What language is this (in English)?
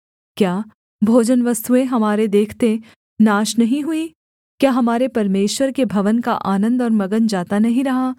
Hindi